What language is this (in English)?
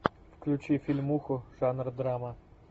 Russian